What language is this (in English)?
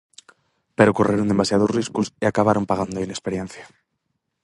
Galician